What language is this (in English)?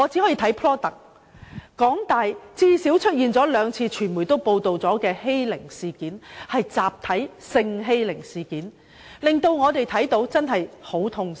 Cantonese